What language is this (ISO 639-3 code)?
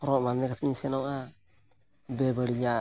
sat